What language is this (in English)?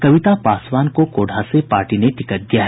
Hindi